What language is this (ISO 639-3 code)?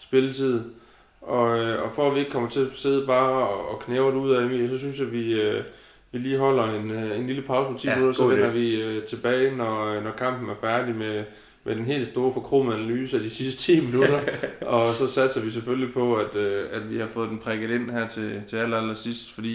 dan